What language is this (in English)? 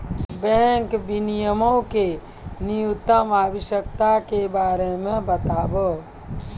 Maithili